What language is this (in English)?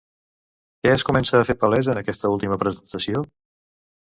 Catalan